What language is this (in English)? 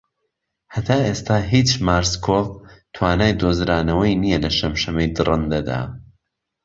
Central Kurdish